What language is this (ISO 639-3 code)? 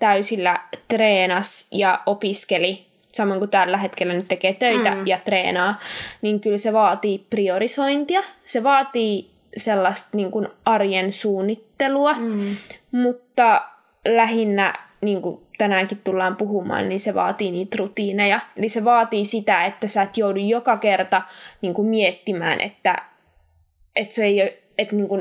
fin